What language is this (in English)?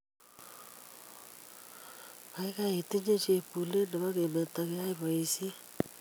Kalenjin